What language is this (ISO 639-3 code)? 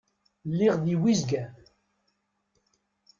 kab